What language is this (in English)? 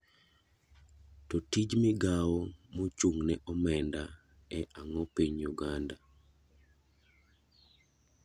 Luo (Kenya and Tanzania)